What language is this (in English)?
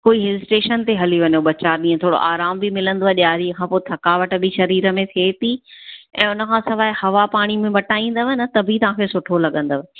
Sindhi